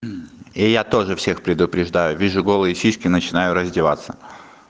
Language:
Russian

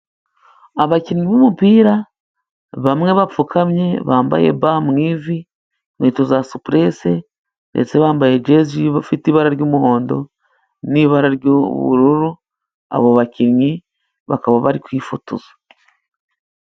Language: Kinyarwanda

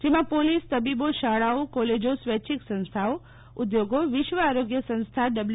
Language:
Gujarati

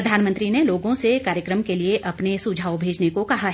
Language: Hindi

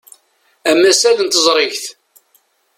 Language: Kabyle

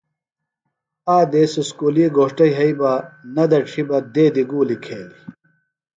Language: Phalura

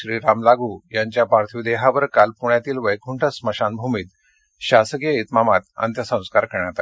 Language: Marathi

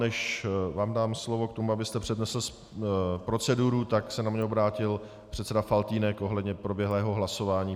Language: Czech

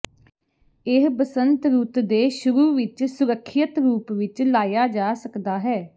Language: Punjabi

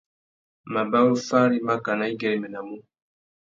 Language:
Tuki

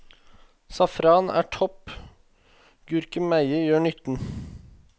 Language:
Norwegian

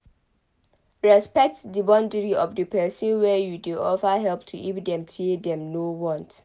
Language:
Nigerian Pidgin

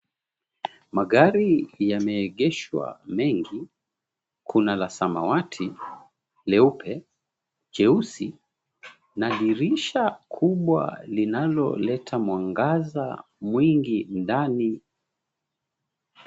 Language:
Swahili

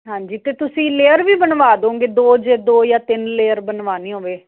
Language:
Punjabi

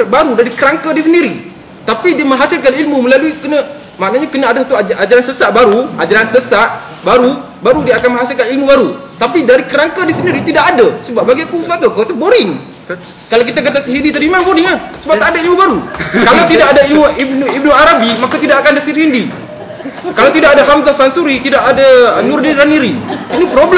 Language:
Malay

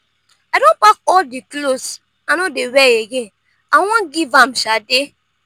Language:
Nigerian Pidgin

